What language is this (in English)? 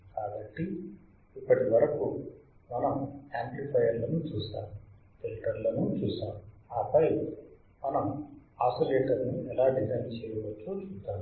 Telugu